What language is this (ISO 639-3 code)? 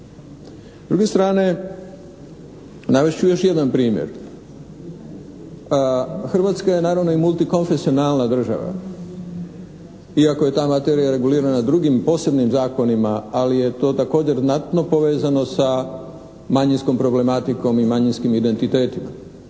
hrv